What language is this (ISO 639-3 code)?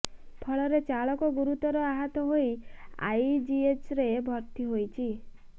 ori